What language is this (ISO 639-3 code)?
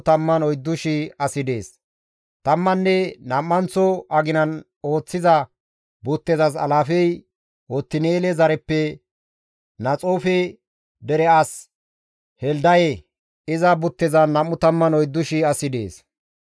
gmv